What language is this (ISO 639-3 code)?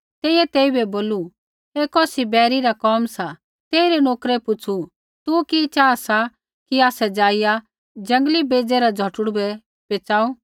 kfx